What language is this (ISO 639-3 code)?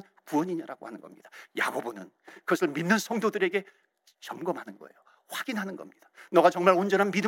kor